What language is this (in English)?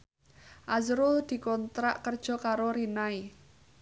Javanese